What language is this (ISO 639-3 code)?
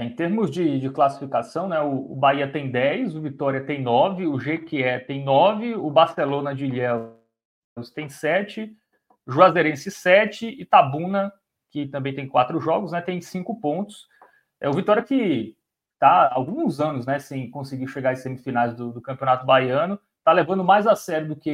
por